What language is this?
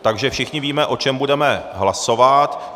Czech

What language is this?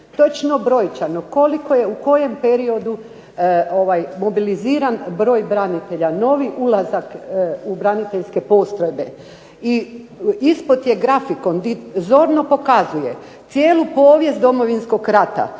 Croatian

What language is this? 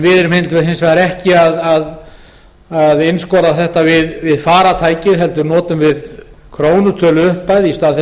Icelandic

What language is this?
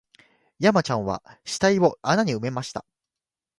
Japanese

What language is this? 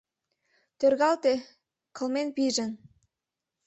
Mari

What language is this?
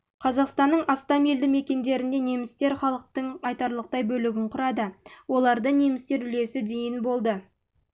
Kazakh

